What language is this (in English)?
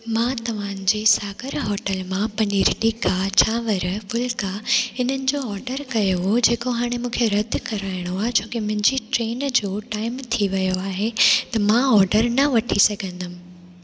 Sindhi